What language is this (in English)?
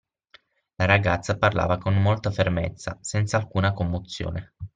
Italian